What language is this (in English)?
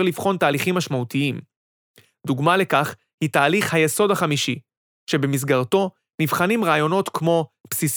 Hebrew